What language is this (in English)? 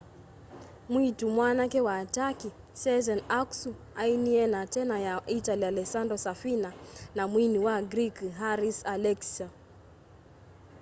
Kamba